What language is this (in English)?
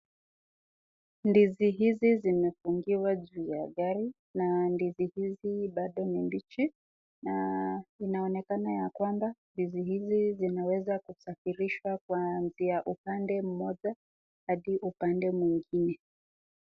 Swahili